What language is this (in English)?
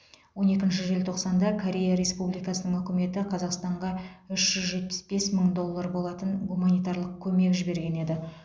Kazakh